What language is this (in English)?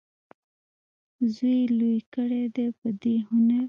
Pashto